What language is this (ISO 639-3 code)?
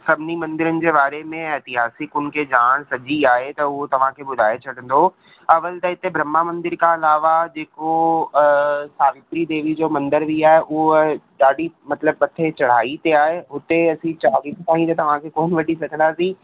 snd